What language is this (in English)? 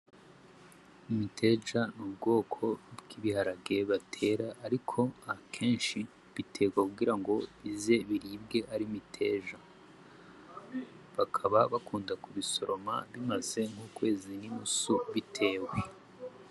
Rundi